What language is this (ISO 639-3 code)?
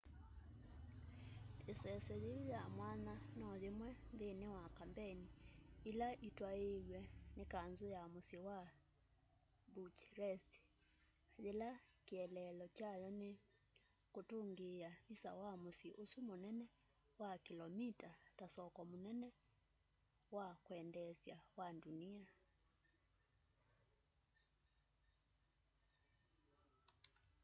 kam